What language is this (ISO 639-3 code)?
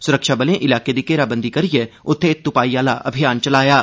doi